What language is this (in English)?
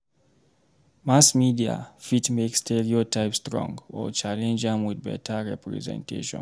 Nigerian Pidgin